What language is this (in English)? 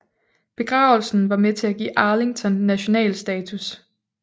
Danish